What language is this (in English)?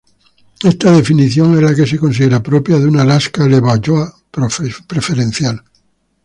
Spanish